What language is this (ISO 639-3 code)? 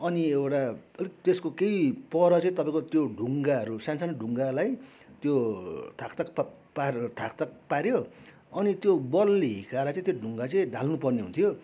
nep